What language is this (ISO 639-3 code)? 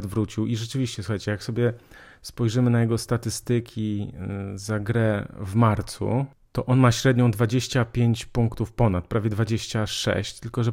pol